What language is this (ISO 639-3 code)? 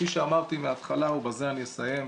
heb